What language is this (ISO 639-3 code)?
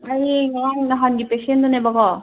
mni